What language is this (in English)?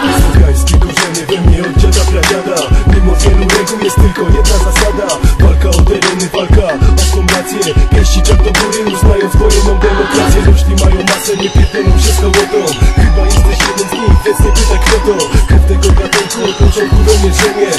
Polish